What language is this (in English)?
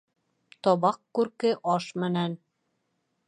Bashkir